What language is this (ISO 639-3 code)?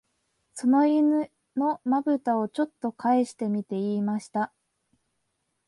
jpn